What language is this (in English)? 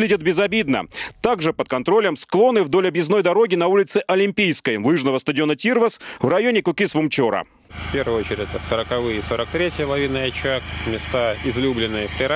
Russian